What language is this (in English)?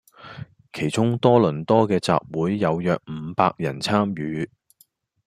Cantonese